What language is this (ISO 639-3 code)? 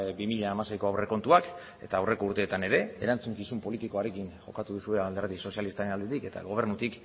eus